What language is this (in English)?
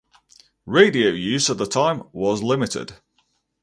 English